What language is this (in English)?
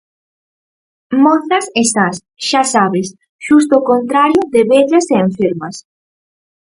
Galician